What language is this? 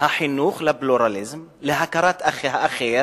Hebrew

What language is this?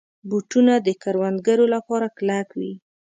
Pashto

